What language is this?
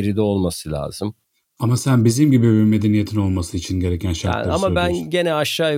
Turkish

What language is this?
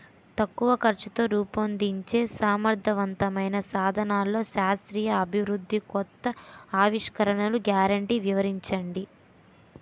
Telugu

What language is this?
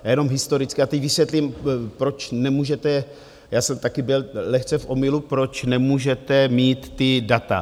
Czech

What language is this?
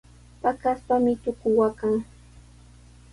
Sihuas Ancash Quechua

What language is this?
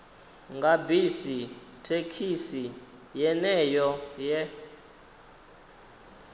Venda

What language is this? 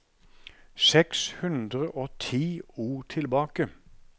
Norwegian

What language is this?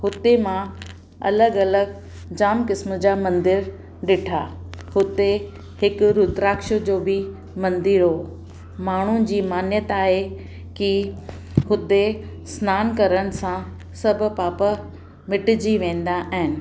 Sindhi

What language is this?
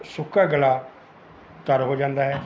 Punjabi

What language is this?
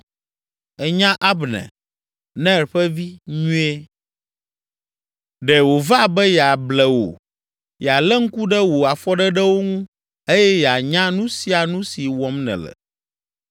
Ewe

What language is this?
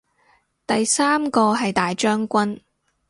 Cantonese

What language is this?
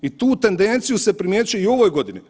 Croatian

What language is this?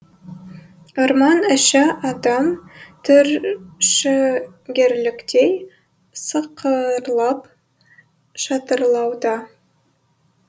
Kazakh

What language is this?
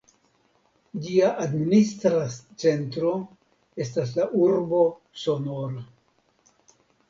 Esperanto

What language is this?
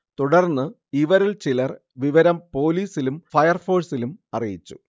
Malayalam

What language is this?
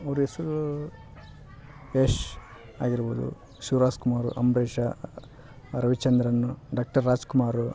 Kannada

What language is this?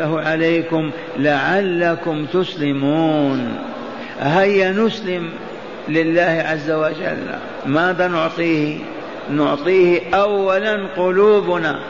Arabic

